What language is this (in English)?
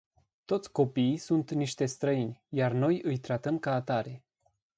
Romanian